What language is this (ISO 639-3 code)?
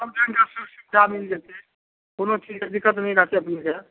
mai